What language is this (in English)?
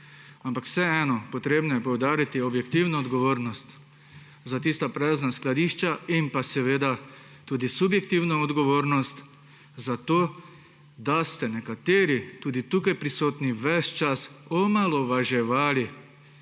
Slovenian